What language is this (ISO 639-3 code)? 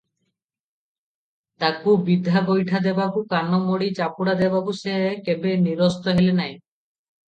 ori